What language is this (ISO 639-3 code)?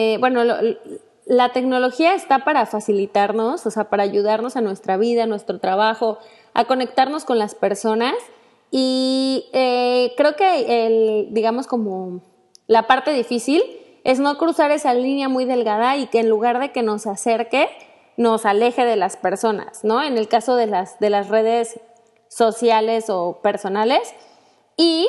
spa